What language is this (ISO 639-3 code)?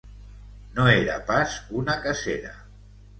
cat